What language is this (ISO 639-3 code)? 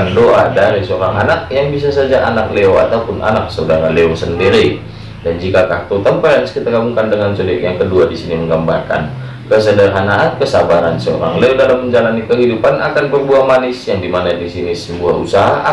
ind